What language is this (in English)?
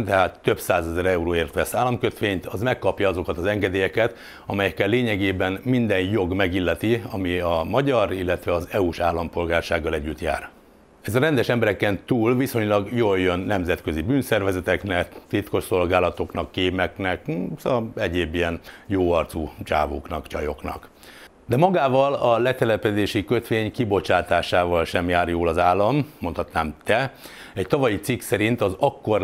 Hungarian